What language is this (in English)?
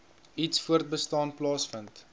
Afrikaans